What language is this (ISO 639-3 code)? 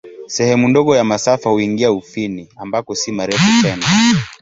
swa